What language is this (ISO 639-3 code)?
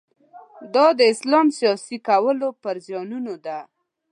pus